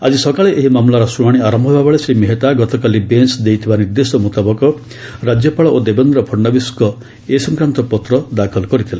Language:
Odia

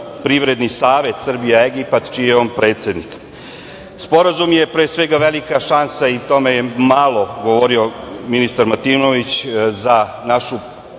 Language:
Serbian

